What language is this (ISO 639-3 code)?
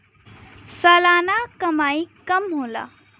bho